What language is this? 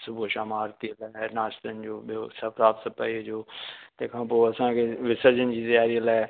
Sindhi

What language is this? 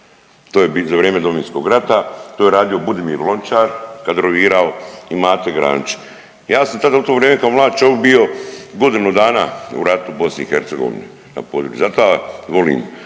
Croatian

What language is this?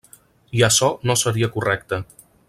Catalan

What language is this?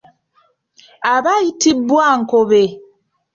Ganda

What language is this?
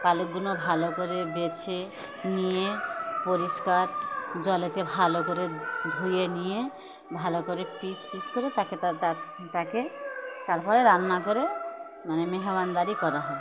Bangla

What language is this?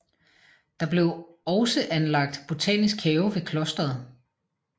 Danish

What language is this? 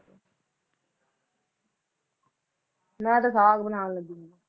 Punjabi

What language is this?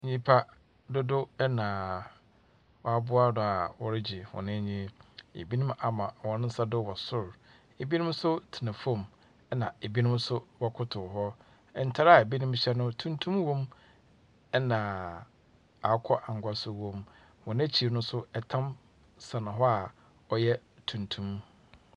Akan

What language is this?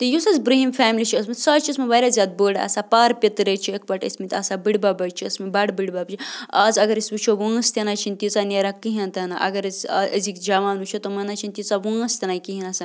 Kashmiri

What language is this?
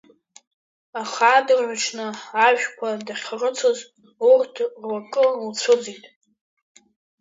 Abkhazian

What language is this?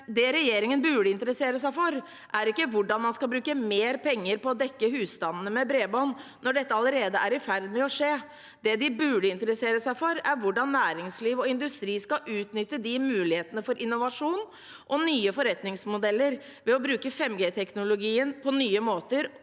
Norwegian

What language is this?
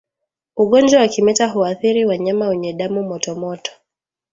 Swahili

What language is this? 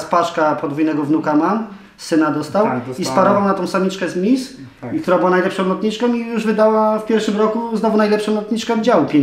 Polish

